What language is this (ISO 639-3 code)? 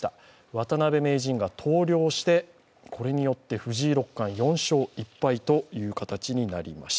jpn